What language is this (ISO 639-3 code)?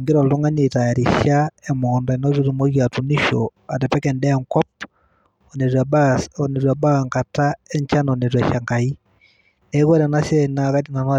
mas